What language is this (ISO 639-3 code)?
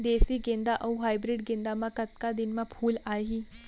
hne